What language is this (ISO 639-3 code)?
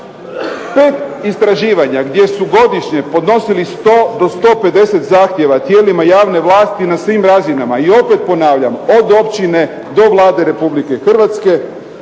hrv